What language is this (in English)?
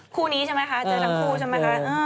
Thai